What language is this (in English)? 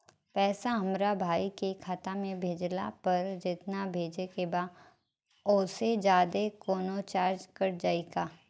Bhojpuri